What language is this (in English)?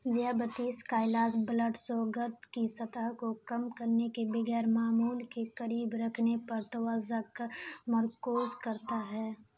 Urdu